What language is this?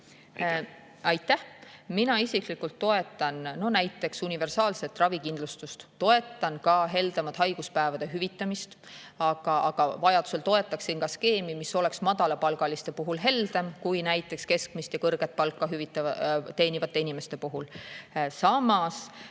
Estonian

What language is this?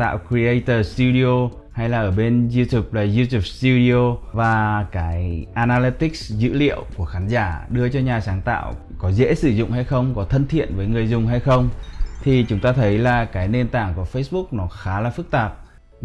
Vietnamese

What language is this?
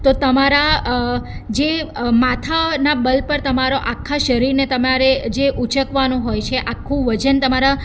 Gujarati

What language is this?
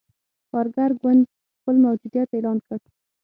Pashto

